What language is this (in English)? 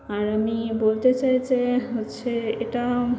Bangla